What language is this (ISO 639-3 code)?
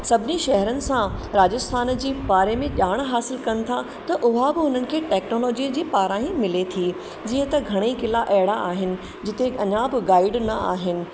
snd